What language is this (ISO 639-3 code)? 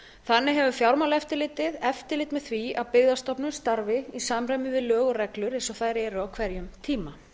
isl